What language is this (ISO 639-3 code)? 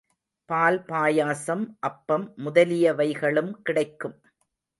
tam